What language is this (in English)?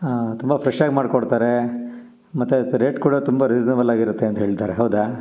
Kannada